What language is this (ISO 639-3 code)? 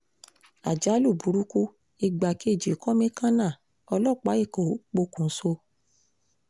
yor